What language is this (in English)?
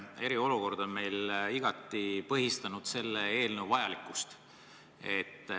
Estonian